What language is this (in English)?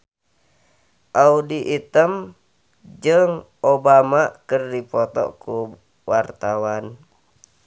Sundanese